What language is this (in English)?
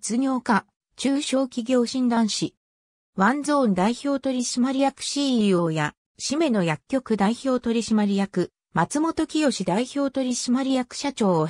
Japanese